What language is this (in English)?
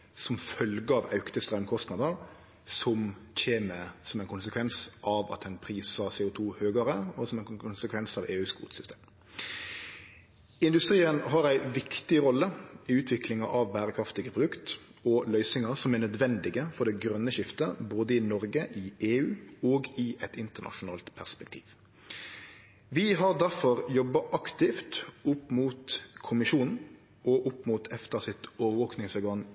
Norwegian Nynorsk